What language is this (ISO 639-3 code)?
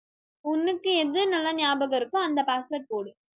tam